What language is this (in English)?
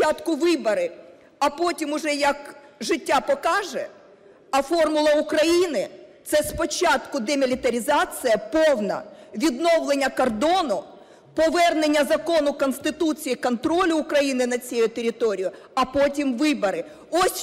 Ukrainian